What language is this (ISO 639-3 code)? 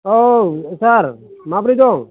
brx